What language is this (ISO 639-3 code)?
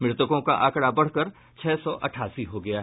hin